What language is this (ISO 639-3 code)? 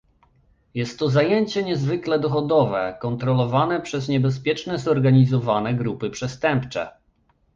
pol